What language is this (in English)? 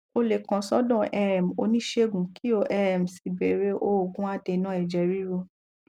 Yoruba